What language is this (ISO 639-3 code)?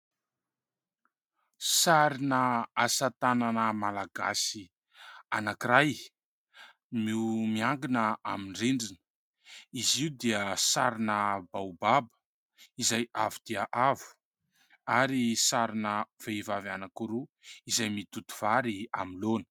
mlg